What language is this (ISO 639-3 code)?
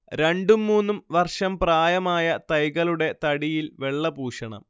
mal